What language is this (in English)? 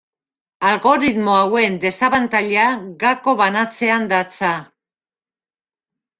Basque